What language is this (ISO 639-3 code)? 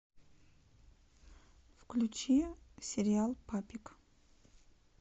rus